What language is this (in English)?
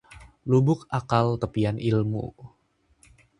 Indonesian